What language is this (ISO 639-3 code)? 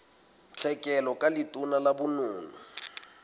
sot